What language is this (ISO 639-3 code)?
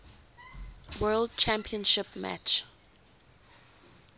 eng